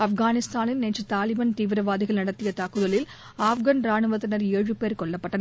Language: Tamil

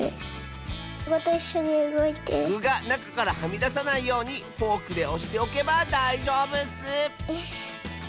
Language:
Japanese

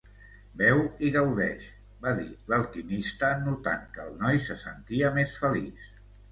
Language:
Catalan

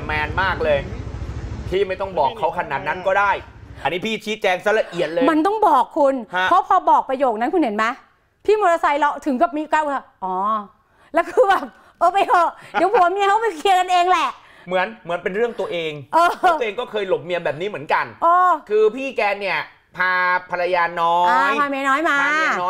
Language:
Thai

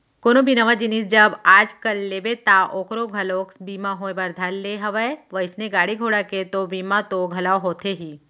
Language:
Chhattisgarhi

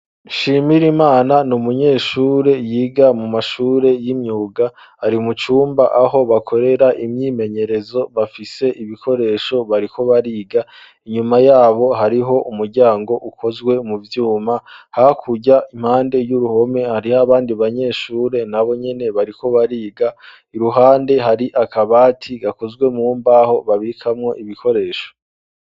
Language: Rundi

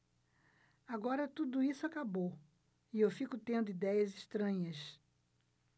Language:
Portuguese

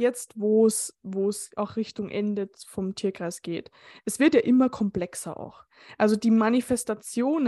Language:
German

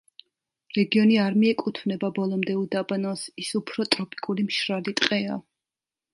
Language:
Georgian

